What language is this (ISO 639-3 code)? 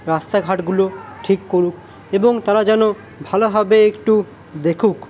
ben